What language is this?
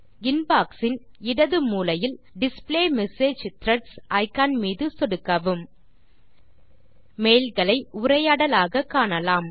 Tamil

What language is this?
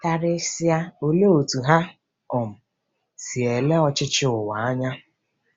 Igbo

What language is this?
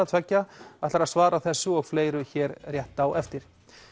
Icelandic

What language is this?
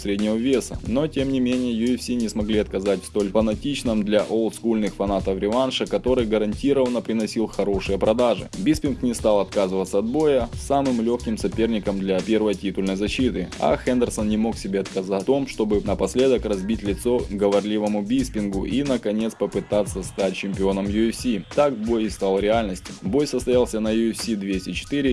Russian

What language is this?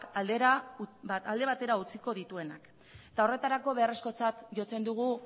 Basque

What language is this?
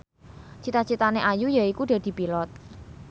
Javanese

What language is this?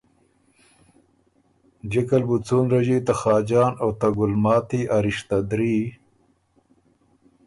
Ormuri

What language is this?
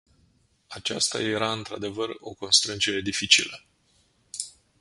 Romanian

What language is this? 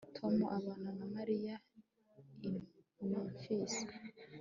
Kinyarwanda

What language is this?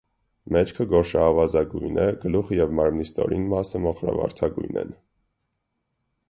Armenian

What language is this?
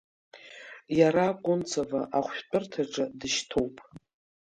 Abkhazian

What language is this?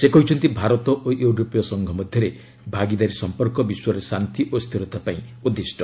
Odia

